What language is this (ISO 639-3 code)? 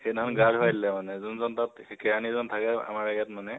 asm